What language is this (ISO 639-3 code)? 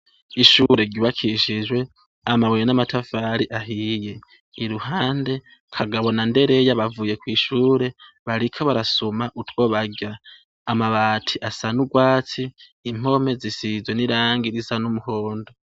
run